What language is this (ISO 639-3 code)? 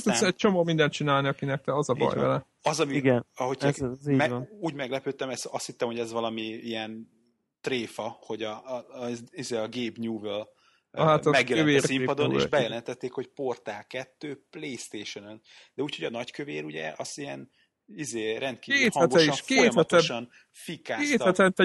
hun